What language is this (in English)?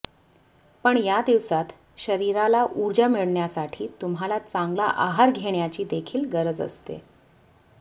Marathi